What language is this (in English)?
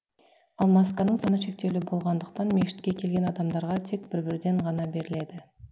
Kazakh